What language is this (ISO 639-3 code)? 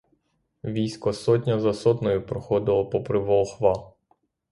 ukr